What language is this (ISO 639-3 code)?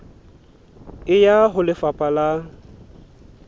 sot